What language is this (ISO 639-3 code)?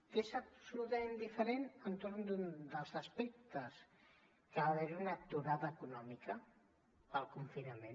cat